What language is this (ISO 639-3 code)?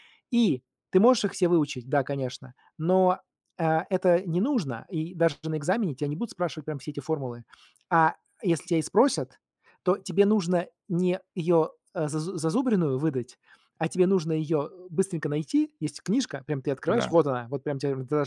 rus